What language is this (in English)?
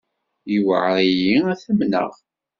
Kabyle